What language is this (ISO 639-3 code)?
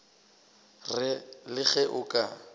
nso